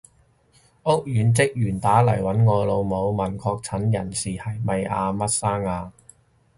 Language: Cantonese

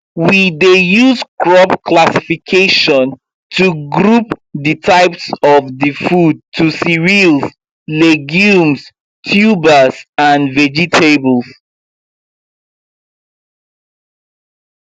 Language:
Nigerian Pidgin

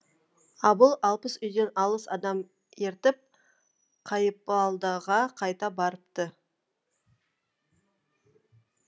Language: Kazakh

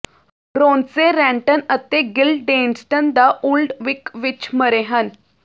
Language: Punjabi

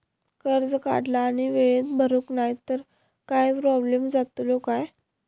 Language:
Marathi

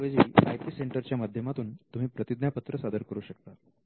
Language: Marathi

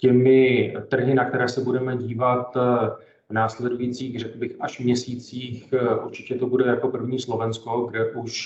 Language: Czech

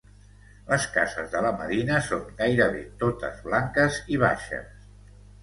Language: Catalan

